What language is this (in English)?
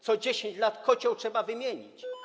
Polish